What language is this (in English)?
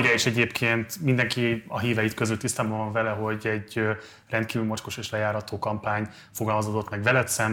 Hungarian